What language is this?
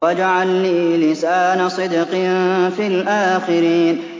Arabic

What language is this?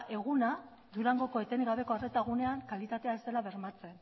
Basque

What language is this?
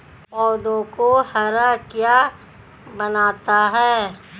Hindi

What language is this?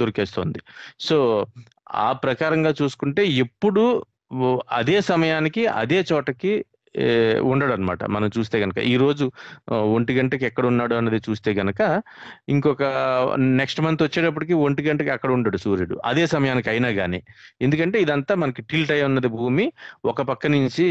Telugu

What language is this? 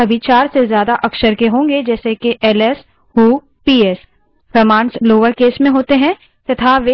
Hindi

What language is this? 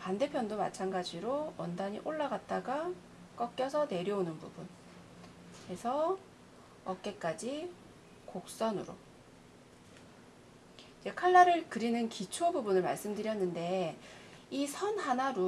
Korean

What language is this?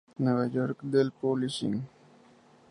Spanish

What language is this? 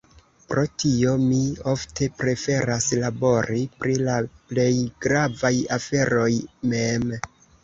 Esperanto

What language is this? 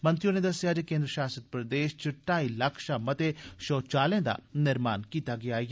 Dogri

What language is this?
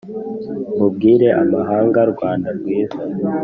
Kinyarwanda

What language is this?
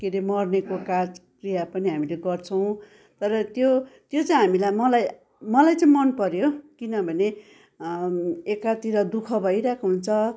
Nepali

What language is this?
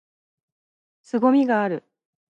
Japanese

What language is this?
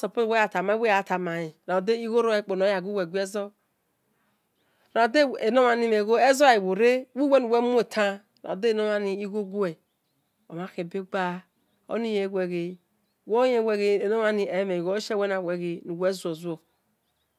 Esan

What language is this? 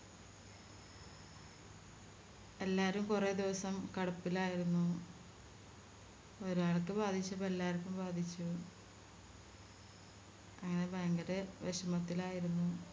Malayalam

